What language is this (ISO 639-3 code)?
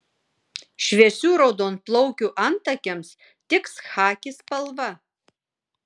lit